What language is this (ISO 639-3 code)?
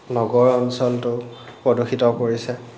asm